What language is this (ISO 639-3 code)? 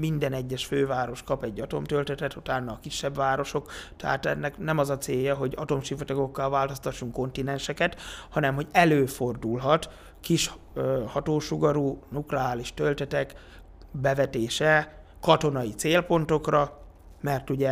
hun